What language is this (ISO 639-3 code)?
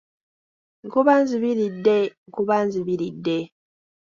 lug